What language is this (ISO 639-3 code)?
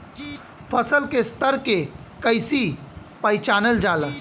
bho